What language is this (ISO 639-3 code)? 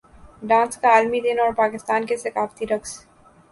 urd